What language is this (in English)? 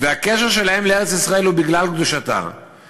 Hebrew